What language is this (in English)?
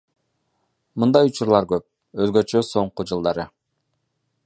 Kyrgyz